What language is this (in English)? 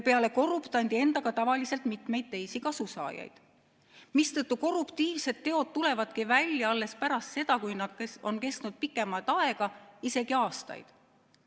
Estonian